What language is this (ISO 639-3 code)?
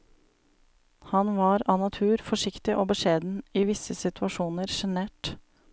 nor